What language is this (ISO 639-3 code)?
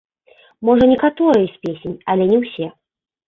bel